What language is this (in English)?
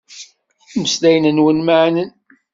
Kabyle